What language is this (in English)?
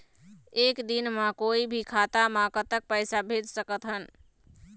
Chhattisgarhi